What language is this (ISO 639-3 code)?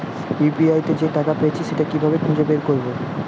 ben